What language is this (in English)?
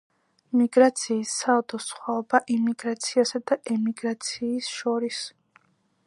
Georgian